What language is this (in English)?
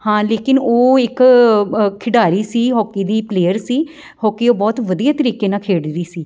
Punjabi